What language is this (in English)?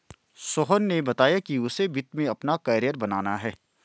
Hindi